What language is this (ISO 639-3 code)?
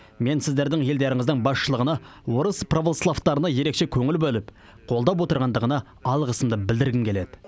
kaz